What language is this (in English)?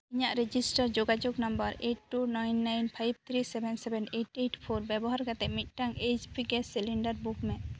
Santali